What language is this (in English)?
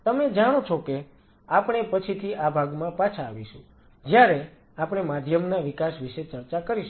Gujarati